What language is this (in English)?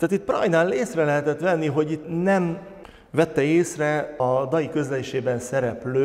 Hungarian